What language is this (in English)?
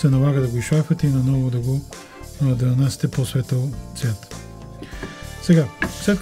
French